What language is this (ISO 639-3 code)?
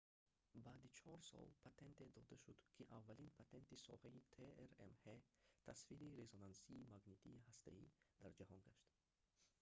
tgk